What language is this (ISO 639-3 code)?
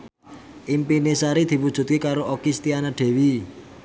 jav